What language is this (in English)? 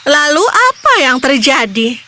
Indonesian